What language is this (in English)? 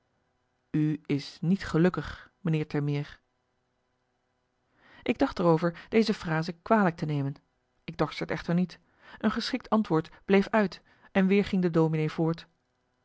Dutch